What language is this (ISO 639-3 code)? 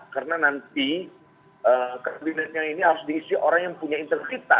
ind